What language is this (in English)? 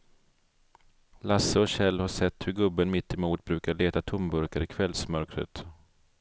Swedish